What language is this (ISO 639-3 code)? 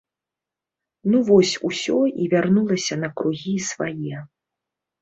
bel